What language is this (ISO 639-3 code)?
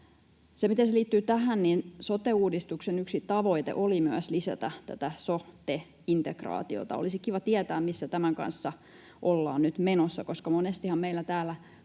fin